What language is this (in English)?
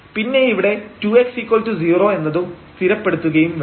Malayalam